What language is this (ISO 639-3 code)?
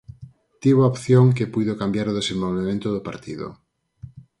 glg